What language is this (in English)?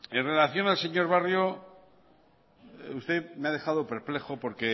Spanish